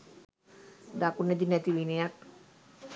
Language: Sinhala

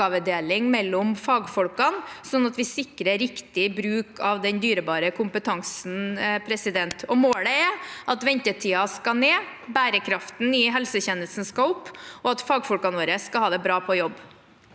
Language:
Norwegian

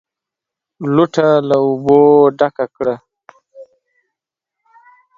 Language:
Pashto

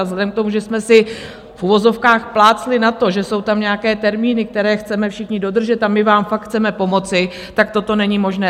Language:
Czech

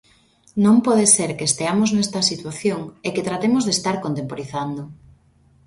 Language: Galician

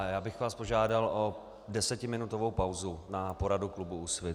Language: Czech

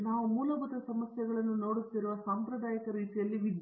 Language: Kannada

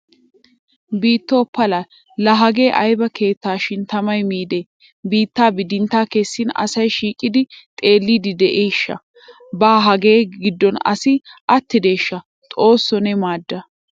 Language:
Wolaytta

